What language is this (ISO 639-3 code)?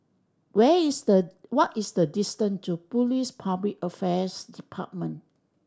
eng